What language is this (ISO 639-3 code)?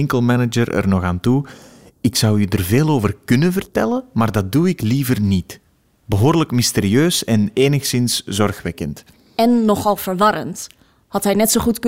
nld